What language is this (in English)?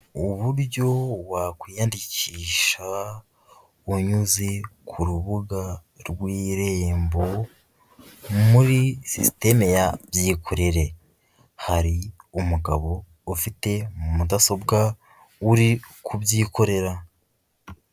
Kinyarwanda